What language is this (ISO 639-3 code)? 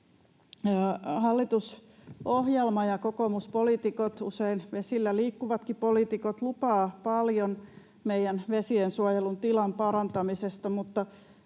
fin